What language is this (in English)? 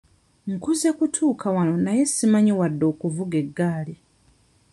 Ganda